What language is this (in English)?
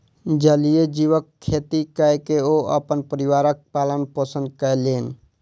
Maithili